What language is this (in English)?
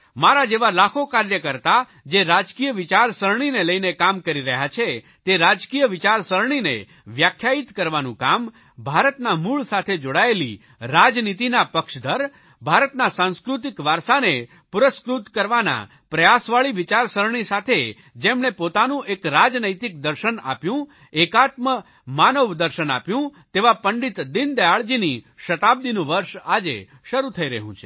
Gujarati